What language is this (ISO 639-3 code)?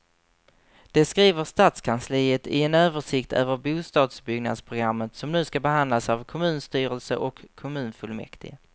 swe